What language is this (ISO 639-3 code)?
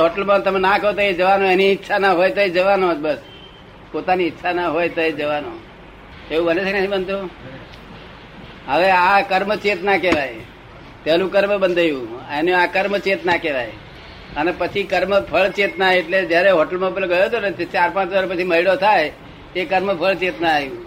guj